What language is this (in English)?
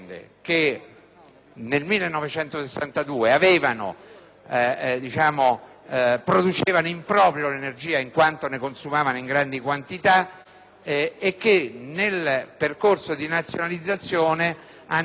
Italian